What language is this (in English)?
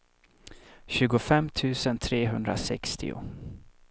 Swedish